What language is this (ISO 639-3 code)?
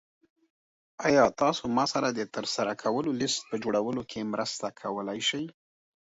pus